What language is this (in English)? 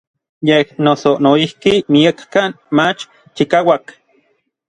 Orizaba Nahuatl